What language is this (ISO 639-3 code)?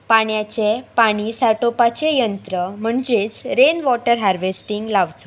kok